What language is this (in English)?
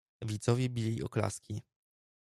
Polish